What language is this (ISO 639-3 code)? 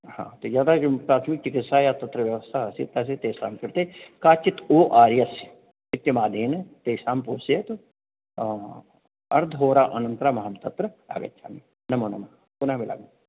san